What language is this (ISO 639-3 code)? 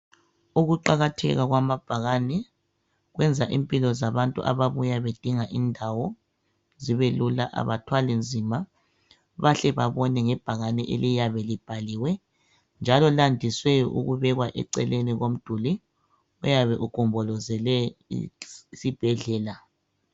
nde